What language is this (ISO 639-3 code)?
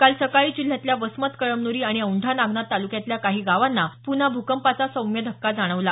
mar